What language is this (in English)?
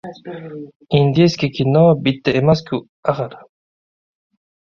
Uzbek